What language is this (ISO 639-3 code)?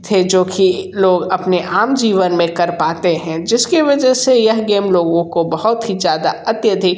hin